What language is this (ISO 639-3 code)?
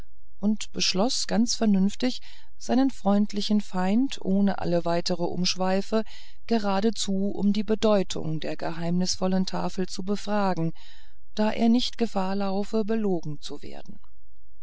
deu